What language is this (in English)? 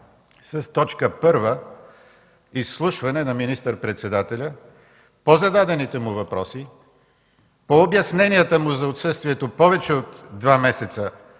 Bulgarian